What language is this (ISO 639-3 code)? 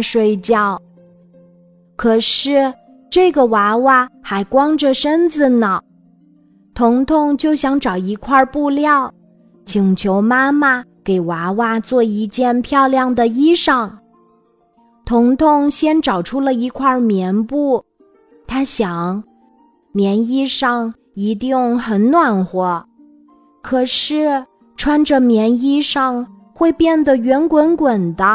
zho